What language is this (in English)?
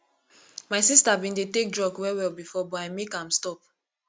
Nigerian Pidgin